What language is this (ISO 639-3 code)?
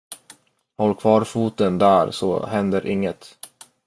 swe